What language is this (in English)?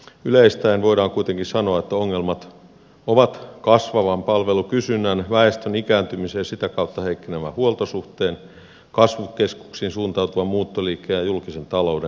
Finnish